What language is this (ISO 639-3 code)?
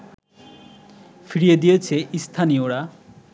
ben